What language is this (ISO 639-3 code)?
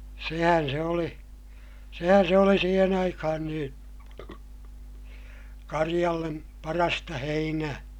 fin